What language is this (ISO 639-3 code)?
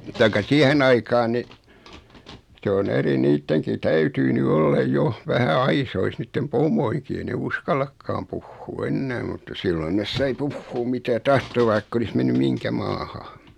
fin